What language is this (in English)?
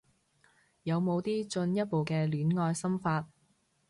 Cantonese